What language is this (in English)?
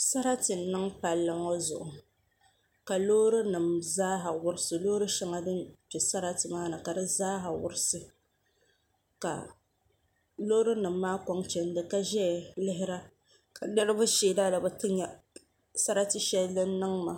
Dagbani